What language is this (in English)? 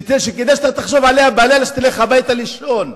Hebrew